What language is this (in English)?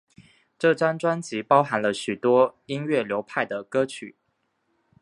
Chinese